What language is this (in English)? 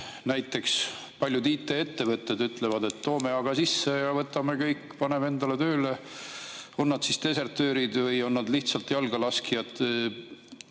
Estonian